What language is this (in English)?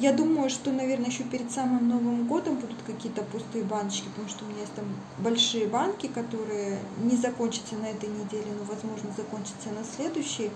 Russian